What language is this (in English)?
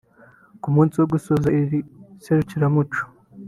Kinyarwanda